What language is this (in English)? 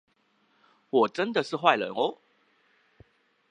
Chinese